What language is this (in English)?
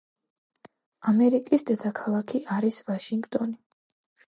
Georgian